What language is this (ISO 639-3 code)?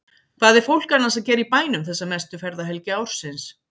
isl